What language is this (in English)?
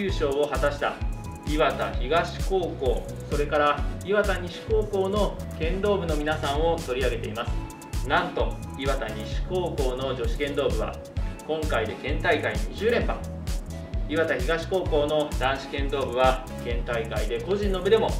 Japanese